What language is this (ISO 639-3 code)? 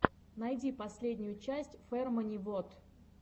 rus